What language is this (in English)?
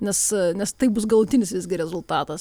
Lithuanian